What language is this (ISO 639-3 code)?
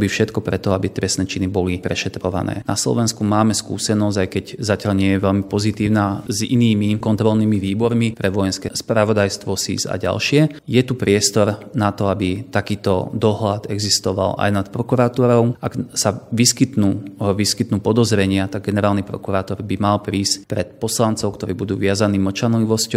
slk